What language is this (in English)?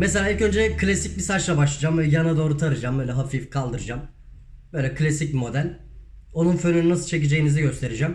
Turkish